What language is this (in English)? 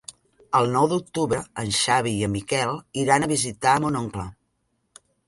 Catalan